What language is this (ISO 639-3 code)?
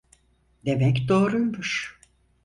tur